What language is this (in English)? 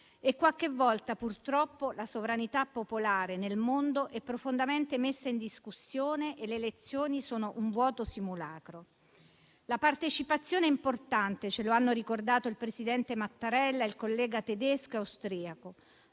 Italian